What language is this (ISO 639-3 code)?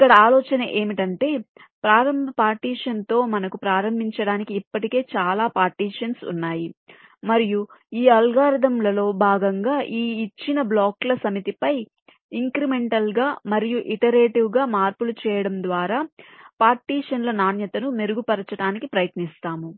tel